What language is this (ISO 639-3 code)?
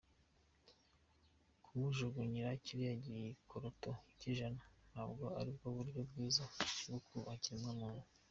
kin